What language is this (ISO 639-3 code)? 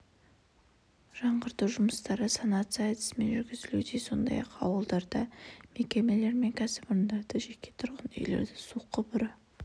kaz